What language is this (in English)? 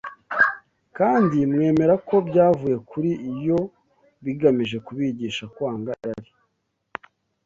Kinyarwanda